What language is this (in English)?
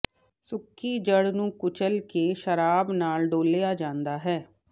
Punjabi